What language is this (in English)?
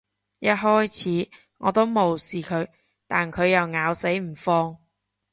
Cantonese